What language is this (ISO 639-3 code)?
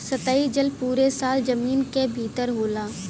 bho